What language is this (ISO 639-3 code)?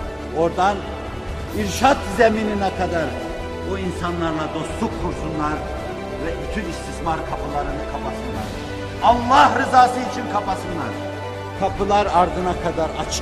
tur